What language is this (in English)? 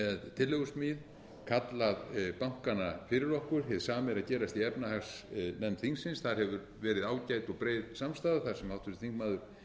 Icelandic